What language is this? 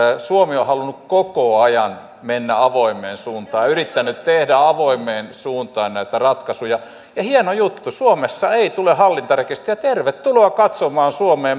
Finnish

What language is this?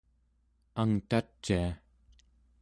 Central Yupik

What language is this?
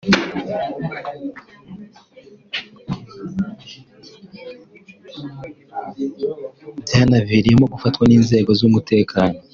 Kinyarwanda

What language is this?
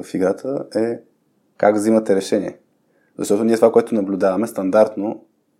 Bulgarian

